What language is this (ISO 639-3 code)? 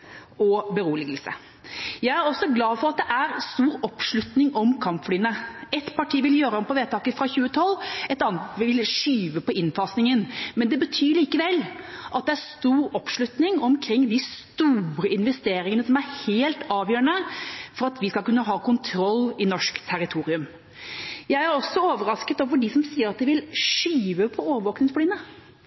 nob